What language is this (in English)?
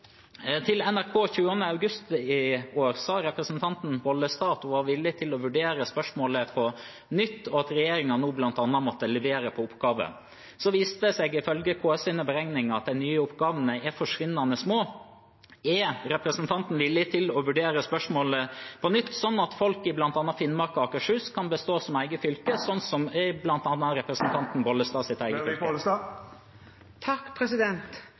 Norwegian Bokmål